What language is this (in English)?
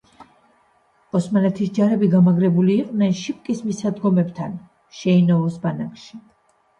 Georgian